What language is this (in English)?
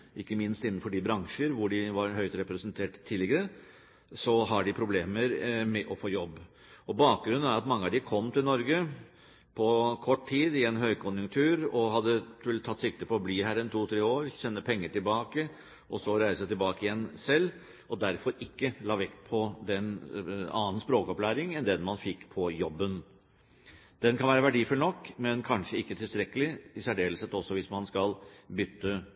Norwegian Bokmål